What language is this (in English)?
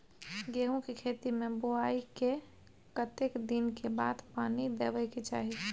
Maithili